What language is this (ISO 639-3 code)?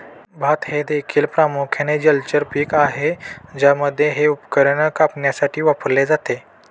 mar